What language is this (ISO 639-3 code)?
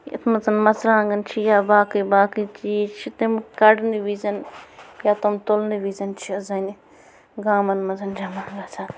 kas